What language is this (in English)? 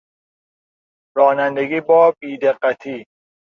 Persian